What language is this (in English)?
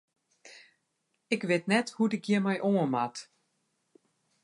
Western Frisian